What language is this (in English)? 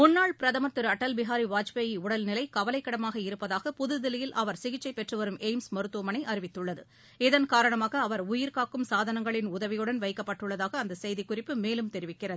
Tamil